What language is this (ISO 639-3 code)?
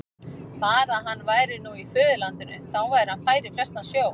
isl